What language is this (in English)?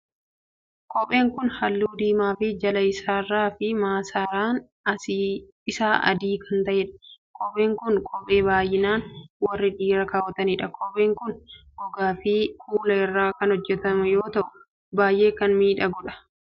Oromo